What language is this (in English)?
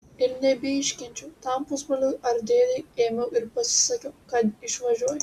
Lithuanian